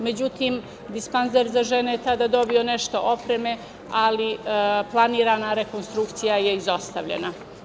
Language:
Serbian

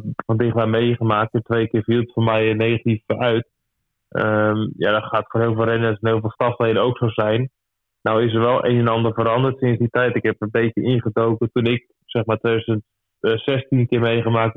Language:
Dutch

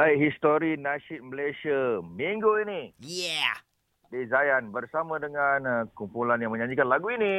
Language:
Malay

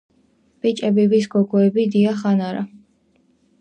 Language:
Georgian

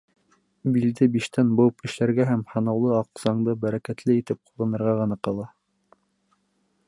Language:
Bashkir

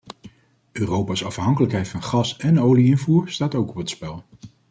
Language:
Dutch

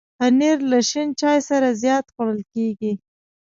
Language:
Pashto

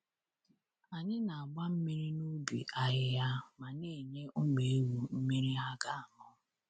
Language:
Igbo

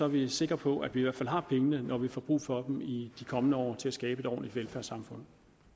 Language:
Danish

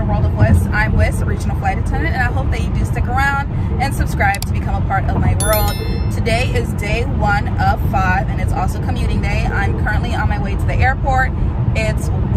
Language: English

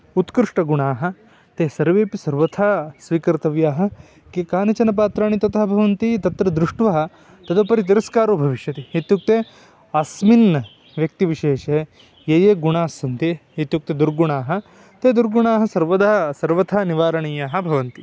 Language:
Sanskrit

